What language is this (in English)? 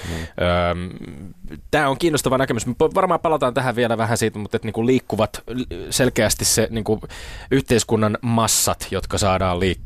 Finnish